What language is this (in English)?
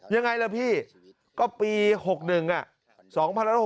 Thai